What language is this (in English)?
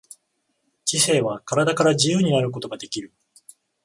Japanese